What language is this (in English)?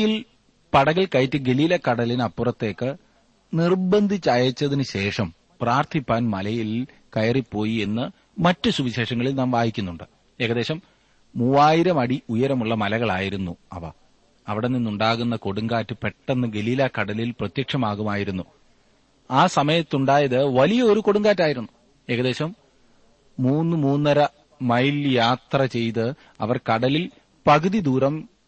Malayalam